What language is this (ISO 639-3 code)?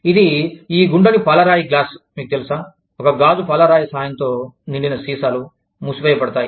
tel